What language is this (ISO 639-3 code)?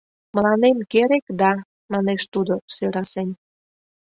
chm